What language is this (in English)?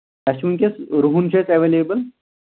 Kashmiri